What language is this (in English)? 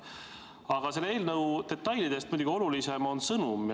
Estonian